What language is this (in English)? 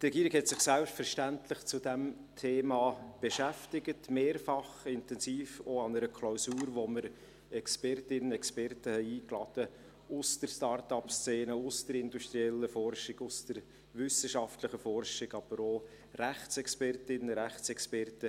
Swiss German